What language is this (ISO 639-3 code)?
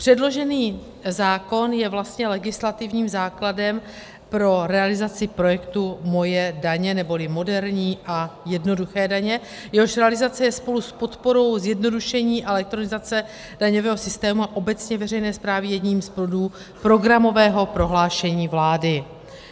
ces